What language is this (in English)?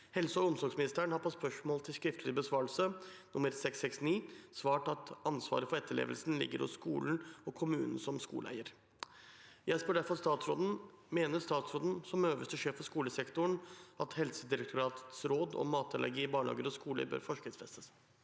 Norwegian